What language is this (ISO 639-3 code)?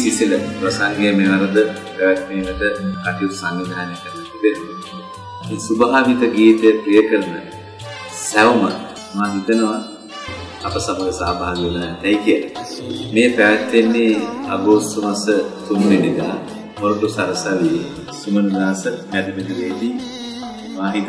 hin